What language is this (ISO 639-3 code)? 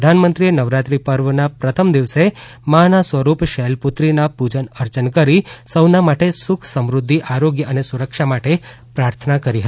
guj